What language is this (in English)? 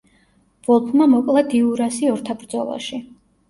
Georgian